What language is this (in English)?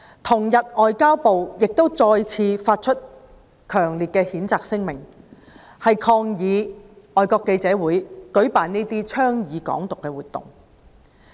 Cantonese